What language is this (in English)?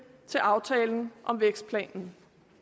Danish